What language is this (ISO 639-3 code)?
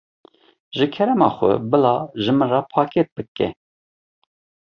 kur